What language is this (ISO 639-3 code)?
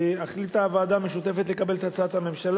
heb